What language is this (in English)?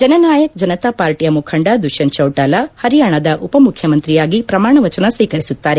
Kannada